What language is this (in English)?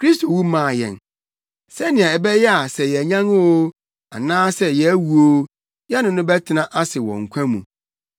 Akan